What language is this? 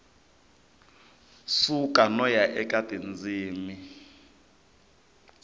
Tsonga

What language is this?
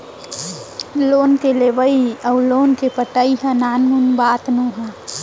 Chhattisgarhi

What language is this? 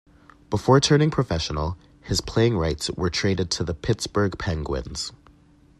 English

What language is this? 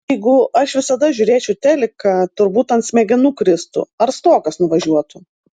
Lithuanian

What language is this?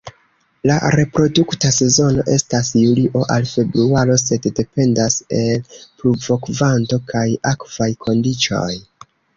Esperanto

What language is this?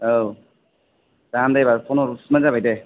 Bodo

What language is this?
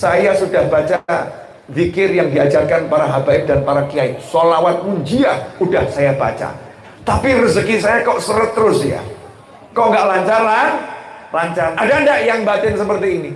Indonesian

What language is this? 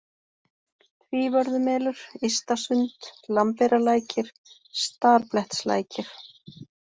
Icelandic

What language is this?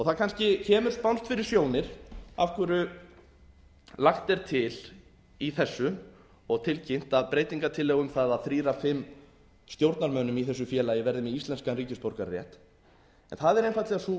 Icelandic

